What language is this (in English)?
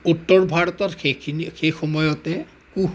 Assamese